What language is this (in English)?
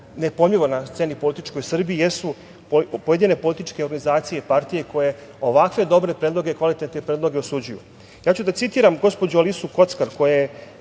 Serbian